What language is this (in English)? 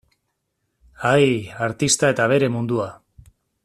Basque